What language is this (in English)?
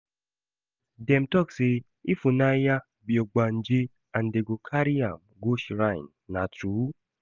Nigerian Pidgin